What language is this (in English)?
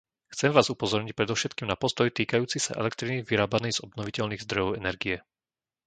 Slovak